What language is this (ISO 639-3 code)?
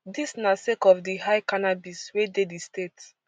pcm